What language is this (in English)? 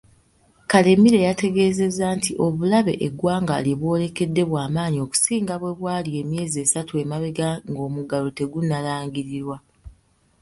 Ganda